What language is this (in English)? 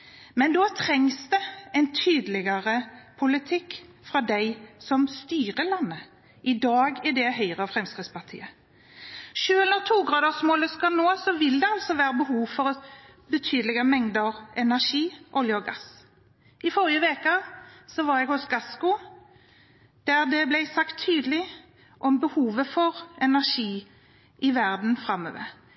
Norwegian Bokmål